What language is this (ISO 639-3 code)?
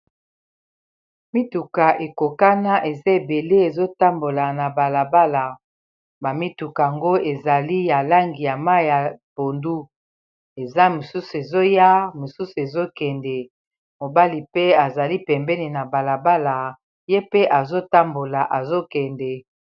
lin